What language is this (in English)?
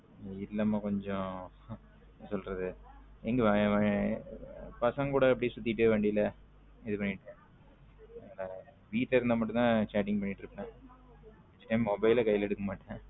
Tamil